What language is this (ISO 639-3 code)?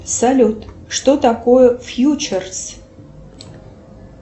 rus